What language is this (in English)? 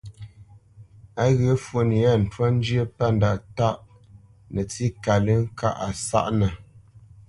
Bamenyam